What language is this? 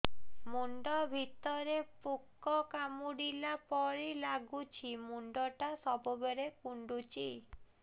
Odia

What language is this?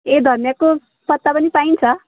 Nepali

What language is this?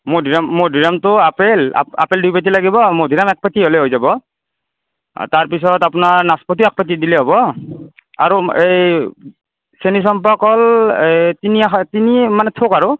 Assamese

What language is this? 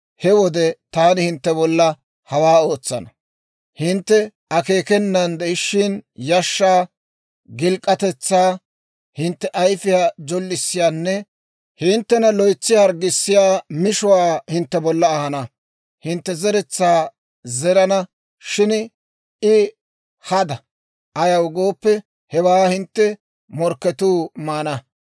Dawro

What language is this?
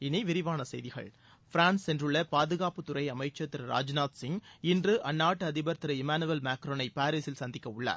Tamil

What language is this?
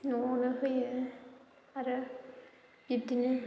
Bodo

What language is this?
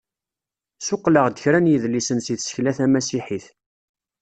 Kabyle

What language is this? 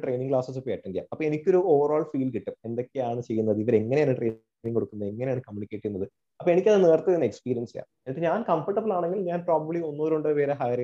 Malayalam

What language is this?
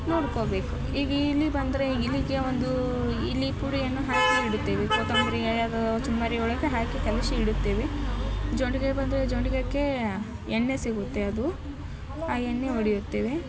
Kannada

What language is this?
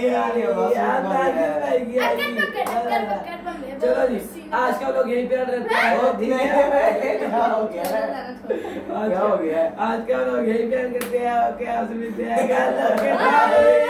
Hindi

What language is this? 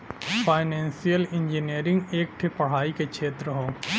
Bhojpuri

